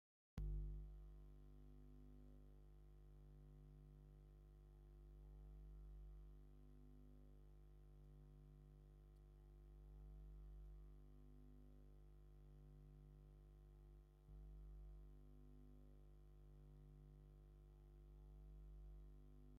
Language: Tigrinya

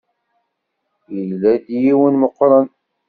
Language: Kabyle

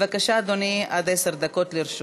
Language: Hebrew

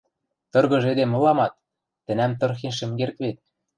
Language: Western Mari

